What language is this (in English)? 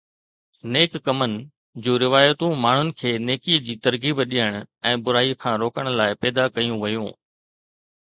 Sindhi